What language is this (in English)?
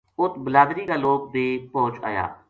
Gujari